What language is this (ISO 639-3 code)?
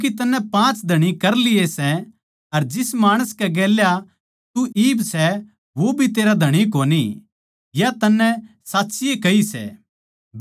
bgc